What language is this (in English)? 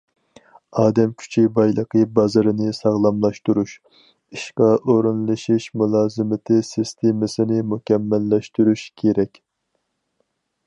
Uyghur